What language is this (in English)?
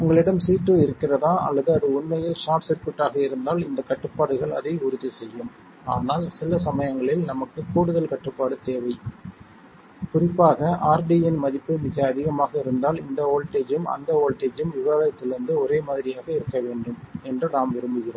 Tamil